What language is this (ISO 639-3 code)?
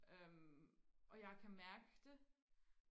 dan